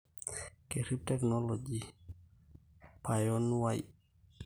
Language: Masai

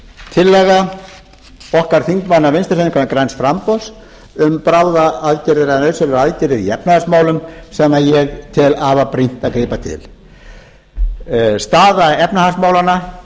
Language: Icelandic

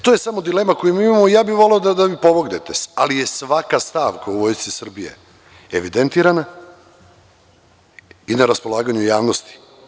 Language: Serbian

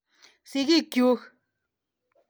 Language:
Kalenjin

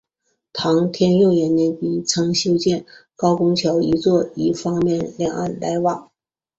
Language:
Chinese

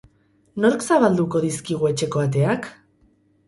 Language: Basque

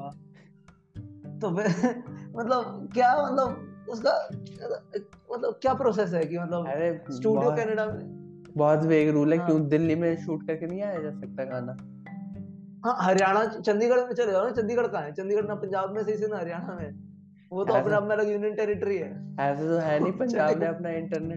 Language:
Hindi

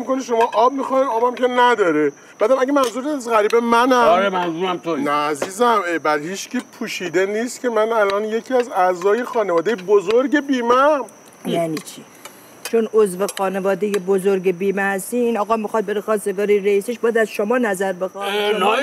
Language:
Persian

